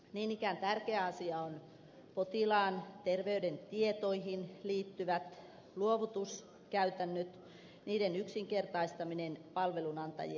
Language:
Finnish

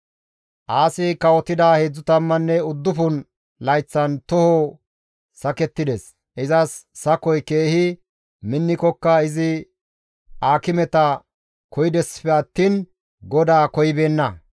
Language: Gamo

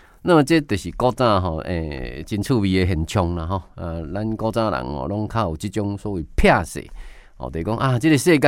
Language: Chinese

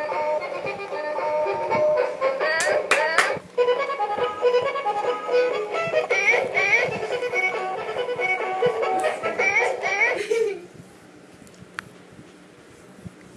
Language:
English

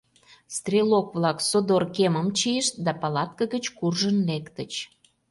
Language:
Mari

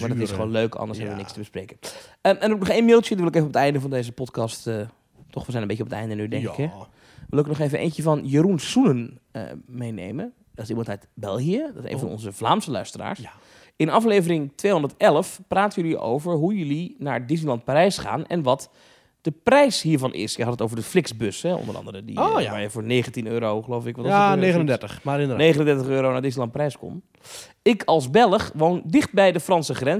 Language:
Dutch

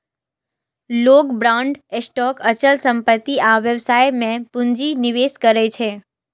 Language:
Maithili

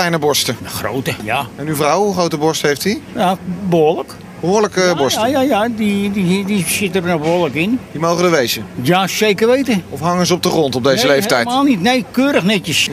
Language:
Dutch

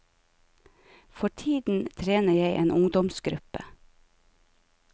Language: Norwegian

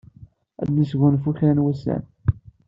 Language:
Kabyle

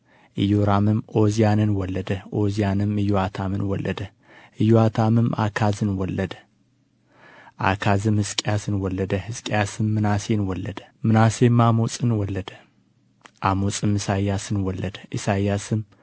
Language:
Amharic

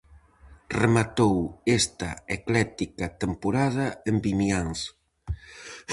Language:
Galician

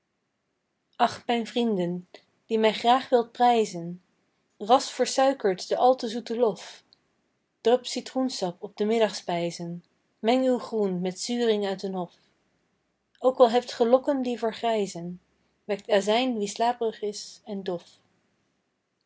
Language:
Dutch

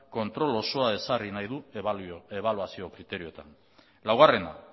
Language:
Basque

